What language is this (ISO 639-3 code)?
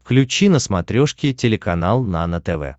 rus